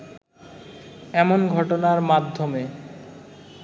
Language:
Bangla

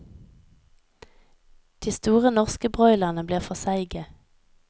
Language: Norwegian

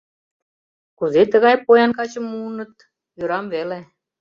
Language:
Mari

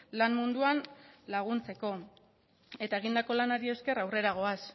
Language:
Basque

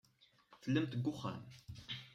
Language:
Kabyle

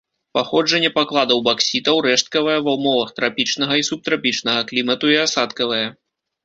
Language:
Belarusian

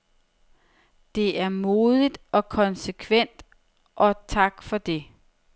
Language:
Danish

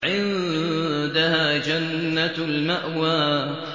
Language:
Arabic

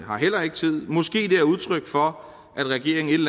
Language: Danish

